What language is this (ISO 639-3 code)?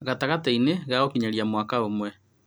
kik